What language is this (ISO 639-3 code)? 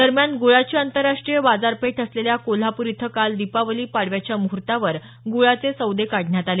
mar